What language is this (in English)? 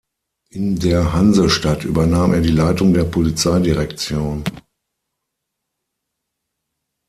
German